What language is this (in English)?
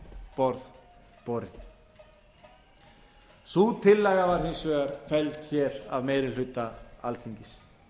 Icelandic